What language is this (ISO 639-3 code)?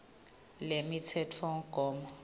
ssw